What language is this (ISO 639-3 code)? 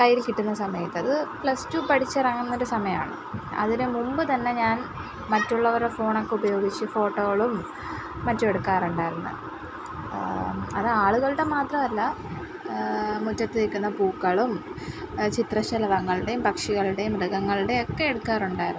mal